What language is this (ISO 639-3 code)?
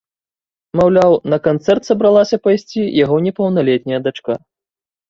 bel